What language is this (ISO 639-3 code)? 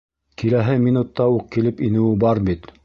bak